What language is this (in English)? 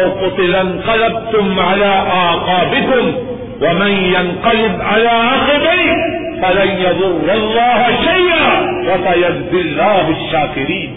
Urdu